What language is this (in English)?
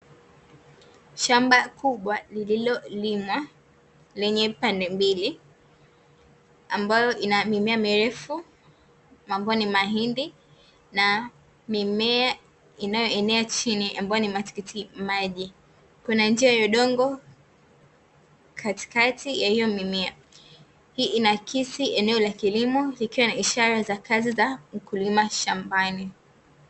Swahili